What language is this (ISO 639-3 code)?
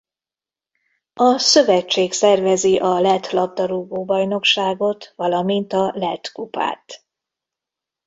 hun